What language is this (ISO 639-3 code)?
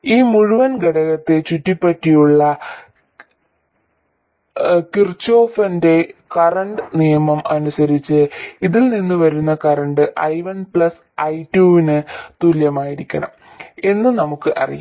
mal